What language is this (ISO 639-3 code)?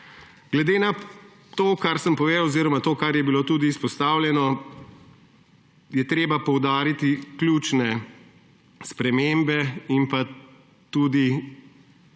slv